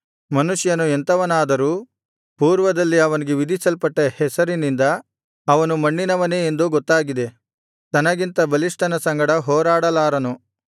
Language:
Kannada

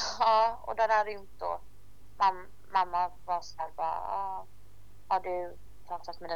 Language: Swedish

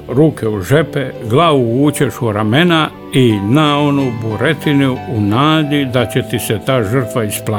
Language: Croatian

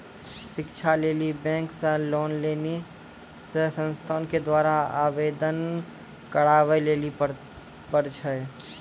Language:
Maithili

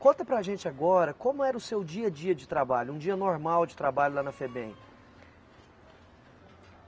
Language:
Portuguese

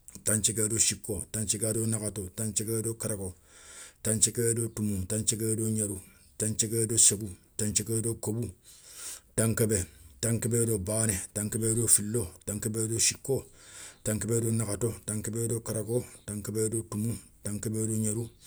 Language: Soninke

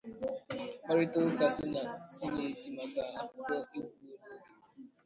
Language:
Igbo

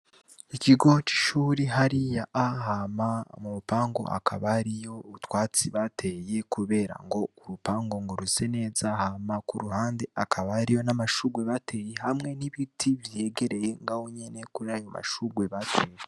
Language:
Rundi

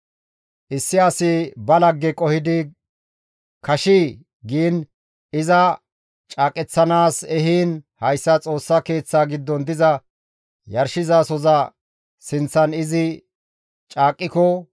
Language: Gamo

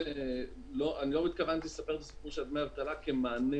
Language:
Hebrew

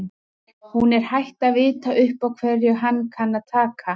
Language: Icelandic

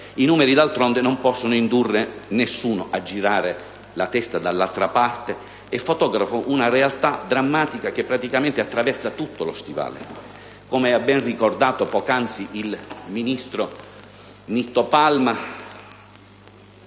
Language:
Italian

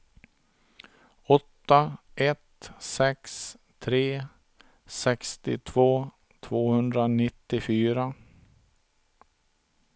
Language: Swedish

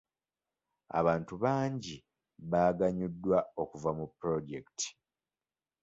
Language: Ganda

